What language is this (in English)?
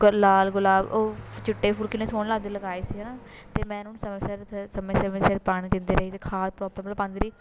Punjabi